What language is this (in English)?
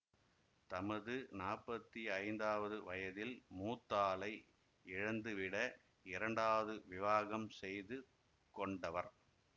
Tamil